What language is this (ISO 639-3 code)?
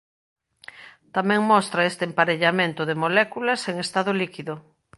glg